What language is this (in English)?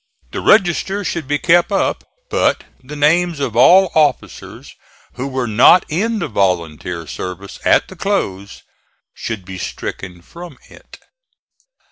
English